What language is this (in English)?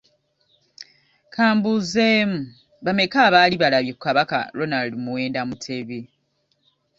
Ganda